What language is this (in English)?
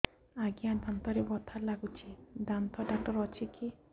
Odia